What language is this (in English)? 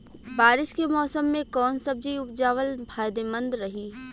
Bhojpuri